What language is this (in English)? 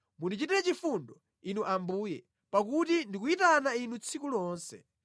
Nyanja